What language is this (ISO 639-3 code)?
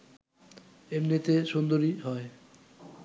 ben